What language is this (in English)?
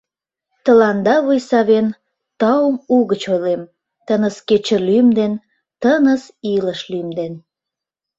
Mari